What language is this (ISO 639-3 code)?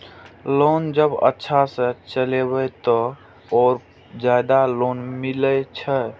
mai